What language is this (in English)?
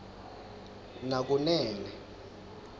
Swati